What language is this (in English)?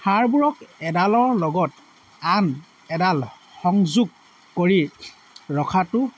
Assamese